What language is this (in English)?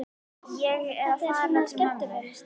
Icelandic